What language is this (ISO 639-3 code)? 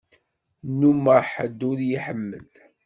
kab